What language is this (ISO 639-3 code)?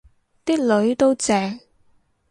yue